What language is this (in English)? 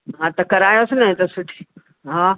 Sindhi